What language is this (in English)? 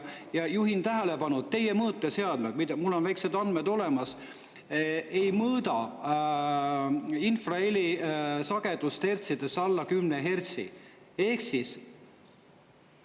Estonian